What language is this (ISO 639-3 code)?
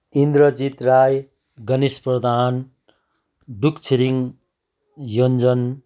nep